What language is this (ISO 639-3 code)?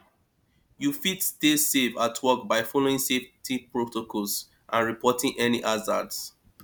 pcm